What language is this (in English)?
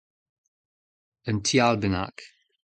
Breton